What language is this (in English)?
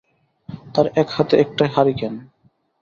Bangla